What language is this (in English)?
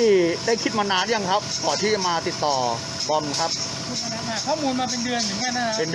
Thai